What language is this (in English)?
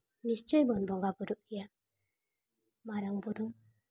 Santali